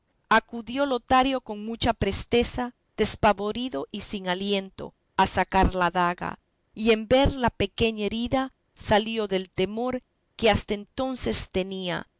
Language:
Spanish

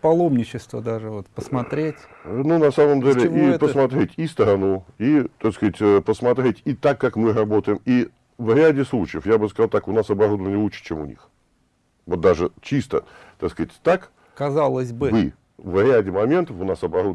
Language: Russian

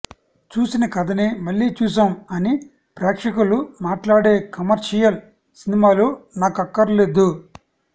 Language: Telugu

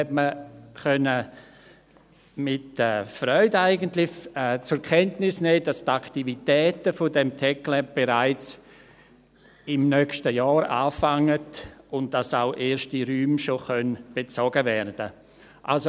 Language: Swiss German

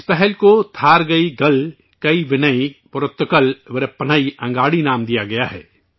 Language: Urdu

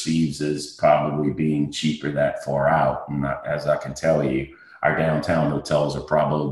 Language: English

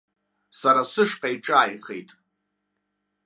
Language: Abkhazian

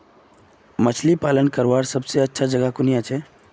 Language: Magahi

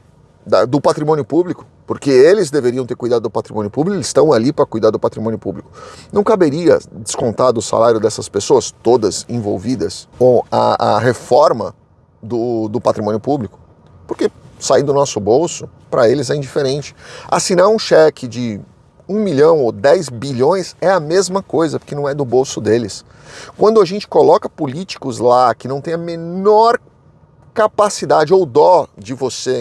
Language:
Portuguese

